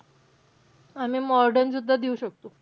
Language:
Marathi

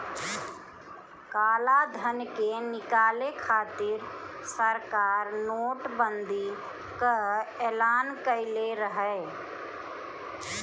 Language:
Bhojpuri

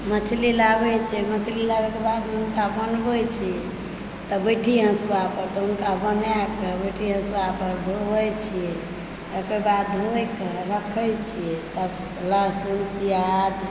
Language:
Maithili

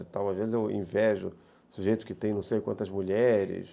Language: Portuguese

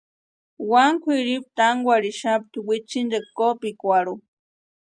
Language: Western Highland Purepecha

